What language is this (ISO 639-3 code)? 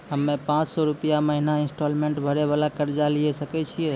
mai